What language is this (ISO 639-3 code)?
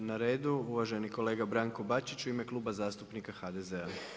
hrv